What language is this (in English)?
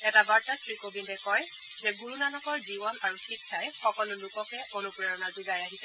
Assamese